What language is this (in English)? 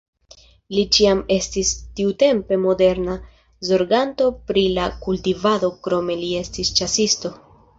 Esperanto